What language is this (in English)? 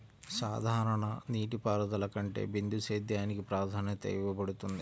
Telugu